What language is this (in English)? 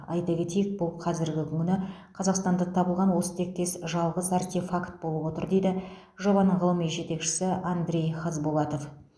Kazakh